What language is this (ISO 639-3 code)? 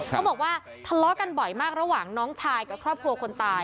tha